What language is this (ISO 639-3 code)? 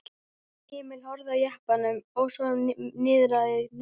isl